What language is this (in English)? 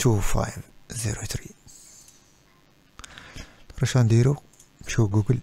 Arabic